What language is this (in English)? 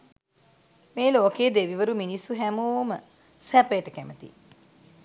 Sinhala